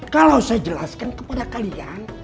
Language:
Indonesian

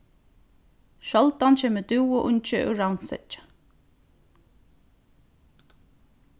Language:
Faroese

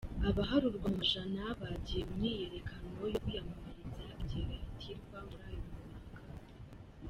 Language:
Kinyarwanda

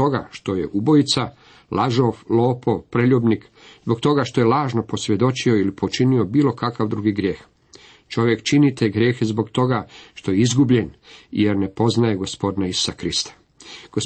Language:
Croatian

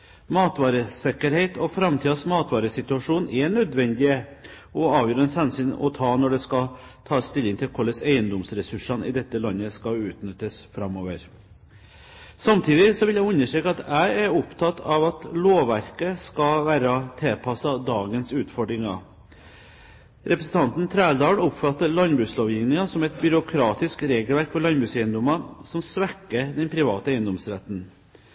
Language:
Norwegian Bokmål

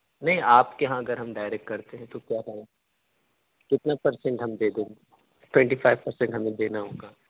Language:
Urdu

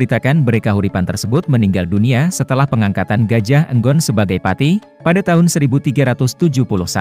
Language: Indonesian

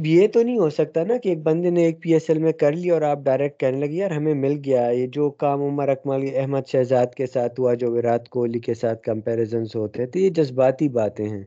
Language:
Urdu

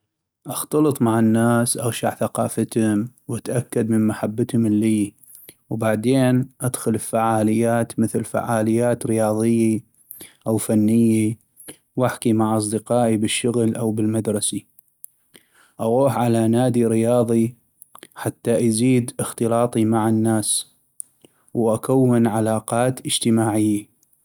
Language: North Mesopotamian Arabic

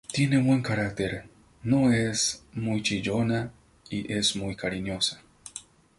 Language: Spanish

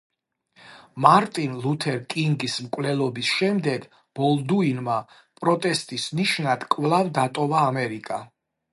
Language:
Georgian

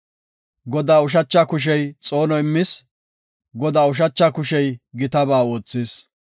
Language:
Gofa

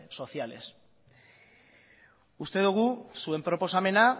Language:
Basque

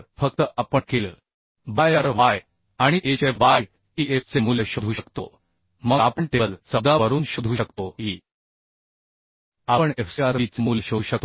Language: Marathi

